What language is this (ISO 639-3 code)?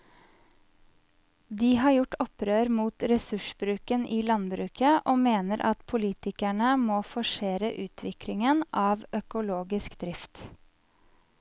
nor